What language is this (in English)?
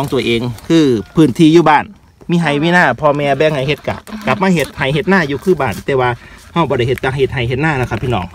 Thai